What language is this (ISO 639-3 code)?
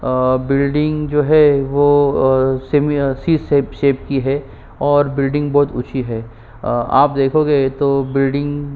hin